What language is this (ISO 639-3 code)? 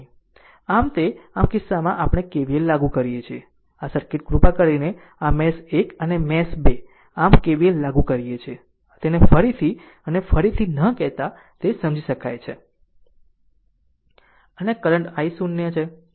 guj